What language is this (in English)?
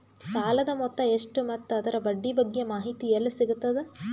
Kannada